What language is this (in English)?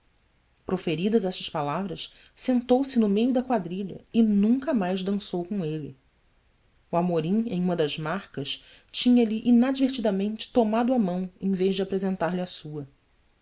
Portuguese